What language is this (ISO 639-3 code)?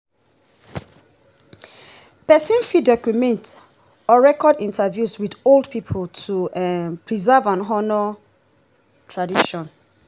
pcm